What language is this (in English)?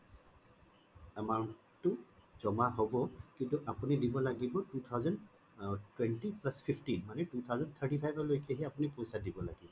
Assamese